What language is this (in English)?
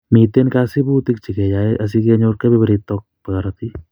Kalenjin